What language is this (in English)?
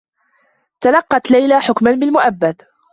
Arabic